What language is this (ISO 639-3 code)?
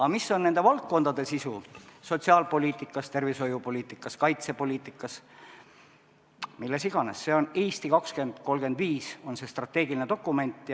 est